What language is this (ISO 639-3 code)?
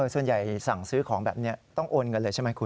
tha